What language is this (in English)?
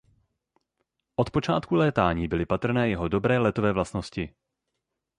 Czech